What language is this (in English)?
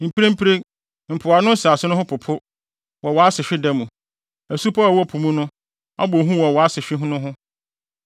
Akan